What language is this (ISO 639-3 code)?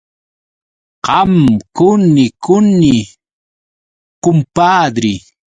qux